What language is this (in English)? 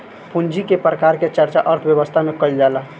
Bhojpuri